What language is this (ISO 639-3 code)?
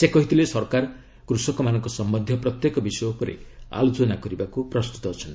ori